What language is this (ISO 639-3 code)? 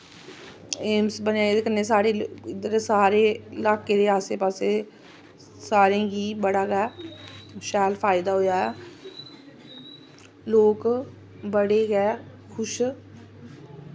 doi